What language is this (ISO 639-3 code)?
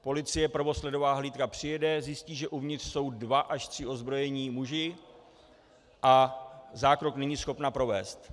ces